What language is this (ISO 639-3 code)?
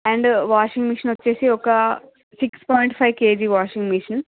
tel